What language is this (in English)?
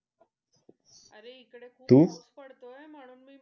Marathi